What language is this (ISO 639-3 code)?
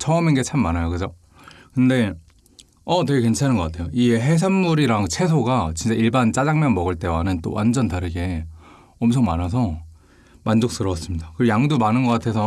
kor